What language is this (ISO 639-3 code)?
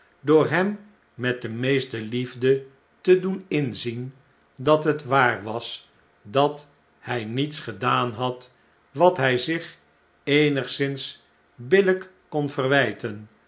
nld